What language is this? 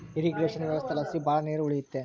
Kannada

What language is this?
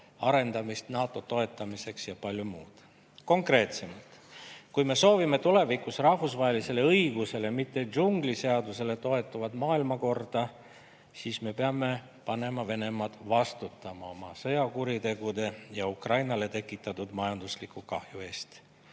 Estonian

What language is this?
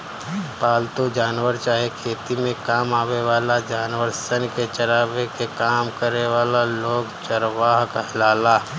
Bhojpuri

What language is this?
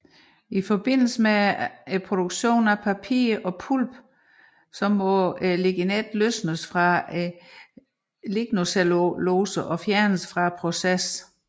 Danish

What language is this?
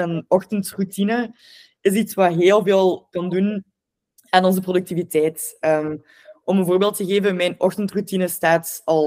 Dutch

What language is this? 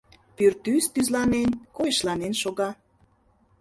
Mari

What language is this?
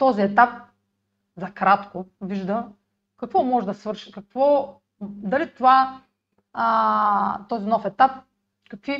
Bulgarian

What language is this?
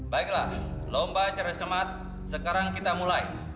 Indonesian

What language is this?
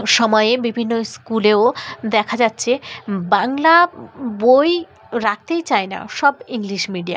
Bangla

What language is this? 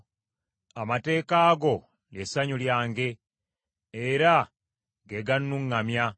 Ganda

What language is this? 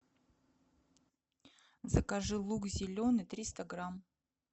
Russian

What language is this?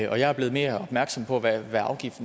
Danish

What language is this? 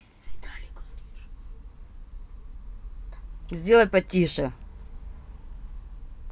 Russian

